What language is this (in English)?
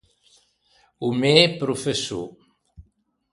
Ligurian